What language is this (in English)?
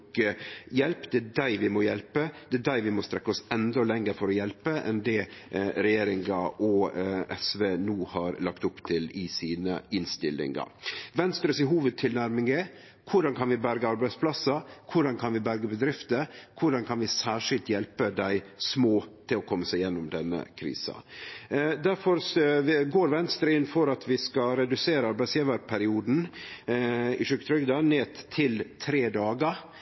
Norwegian Nynorsk